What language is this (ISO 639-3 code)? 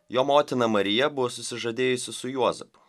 lit